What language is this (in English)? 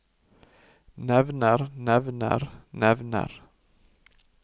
Norwegian